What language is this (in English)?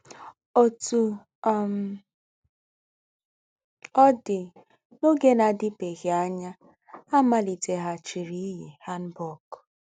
Igbo